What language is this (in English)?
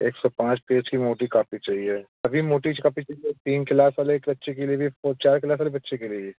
Hindi